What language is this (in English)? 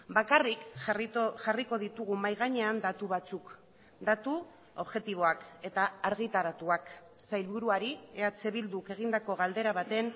Basque